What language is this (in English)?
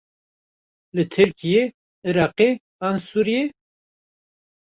Kurdish